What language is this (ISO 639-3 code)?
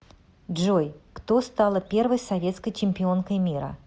rus